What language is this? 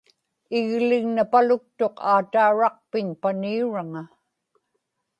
Inupiaq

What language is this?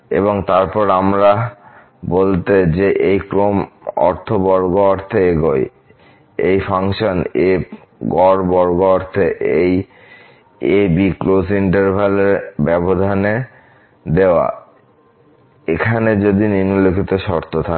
Bangla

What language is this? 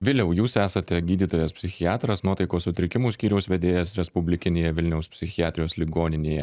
Lithuanian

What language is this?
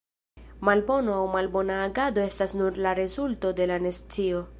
Esperanto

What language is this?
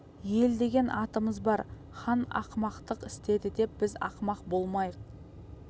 Kazakh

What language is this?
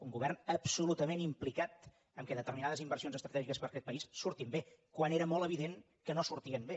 Catalan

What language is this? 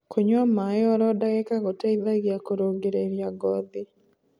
Kikuyu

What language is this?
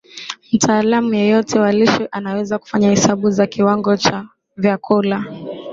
Swahili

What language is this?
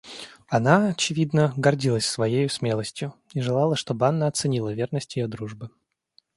Russian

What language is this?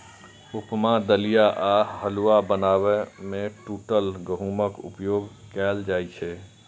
Maithili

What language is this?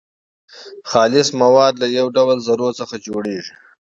Pashto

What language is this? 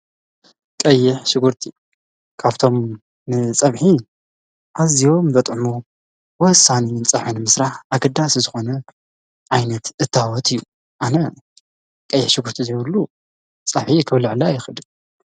Tigrinya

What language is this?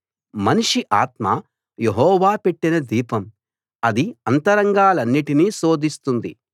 Telugu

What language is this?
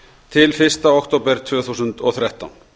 Icelandic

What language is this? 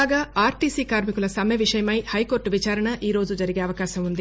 Telugu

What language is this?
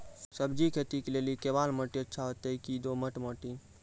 Maithili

